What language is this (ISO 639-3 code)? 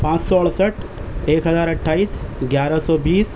urd